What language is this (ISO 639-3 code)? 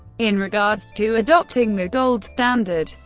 eng